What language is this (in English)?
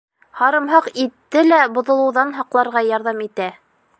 Bashkir